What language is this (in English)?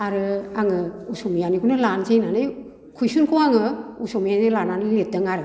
Bodo